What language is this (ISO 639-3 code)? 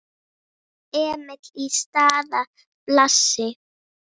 isl